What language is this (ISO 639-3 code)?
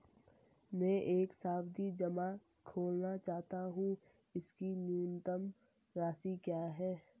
hin